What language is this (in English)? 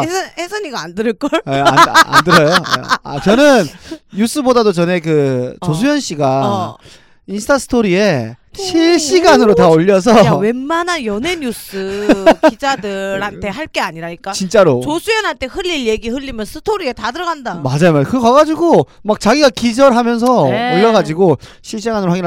Korean